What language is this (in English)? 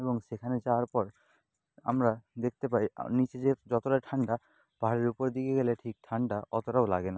Bangla